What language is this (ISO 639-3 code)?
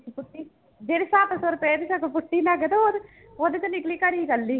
pan